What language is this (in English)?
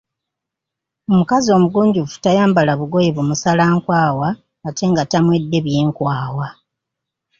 Ganda